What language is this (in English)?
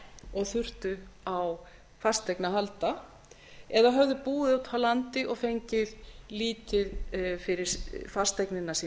Icelandic